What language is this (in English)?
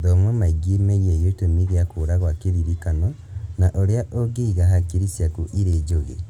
Kikuyu